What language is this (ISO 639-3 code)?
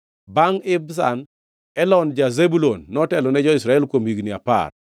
luo